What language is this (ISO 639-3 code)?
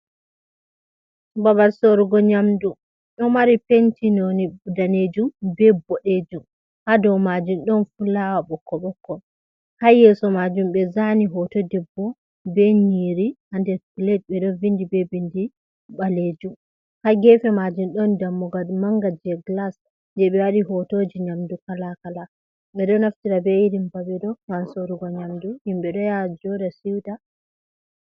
ful